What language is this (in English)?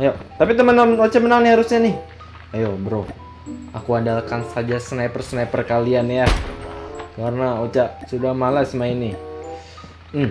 Indonesian